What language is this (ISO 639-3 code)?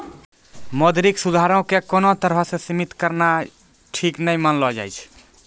mai